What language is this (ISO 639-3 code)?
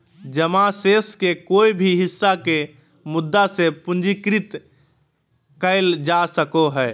mag